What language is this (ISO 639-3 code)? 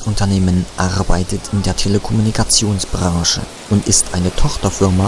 deu